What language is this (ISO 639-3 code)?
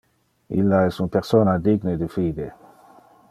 ina